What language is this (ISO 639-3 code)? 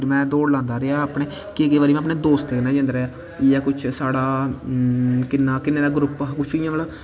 doi